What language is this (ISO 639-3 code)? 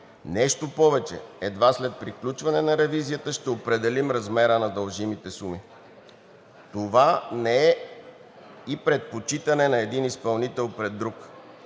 bul